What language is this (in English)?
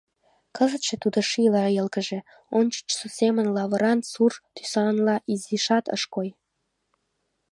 Mari